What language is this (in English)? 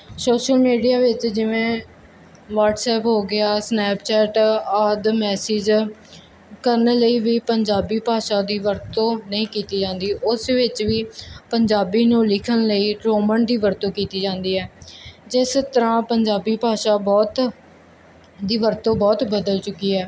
Punjabi